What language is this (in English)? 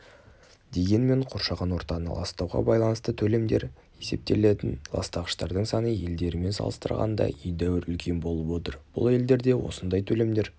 Kazakh